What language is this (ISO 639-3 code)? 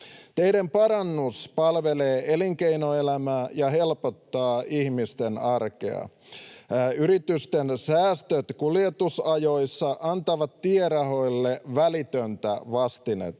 fin